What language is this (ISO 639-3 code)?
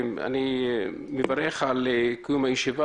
heb